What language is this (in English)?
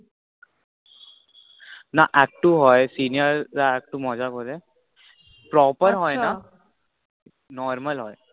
Bangla